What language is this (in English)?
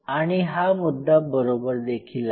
Marathi